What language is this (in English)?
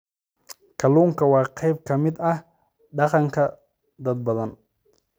Somali